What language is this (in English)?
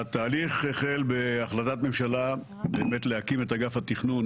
Hebrew